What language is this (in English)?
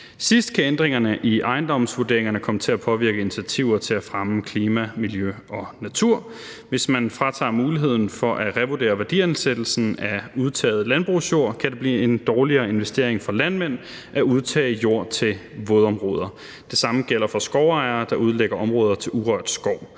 Danish